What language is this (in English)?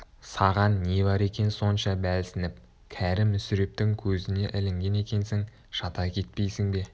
Kazakh